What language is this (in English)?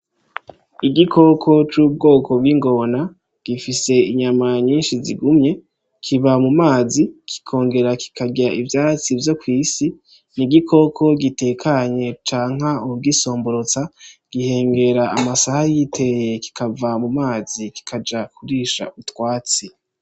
Rundi